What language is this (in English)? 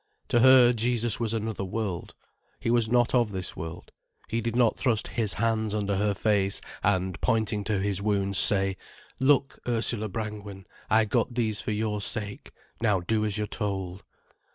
English